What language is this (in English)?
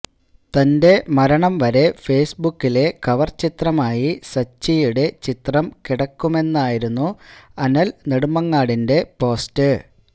Malayalam